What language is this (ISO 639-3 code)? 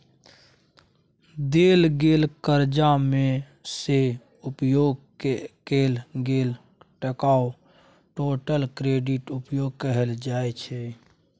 mai